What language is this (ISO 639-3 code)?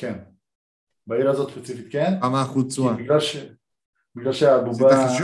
heb